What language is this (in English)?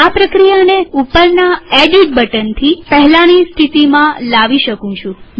Gujarati